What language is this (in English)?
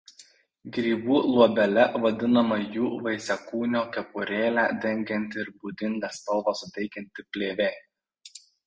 Lithuanian